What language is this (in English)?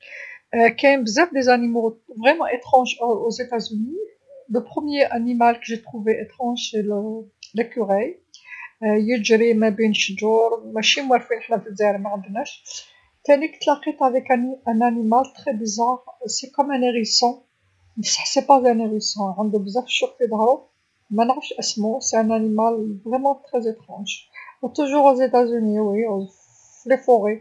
Algerian Arabic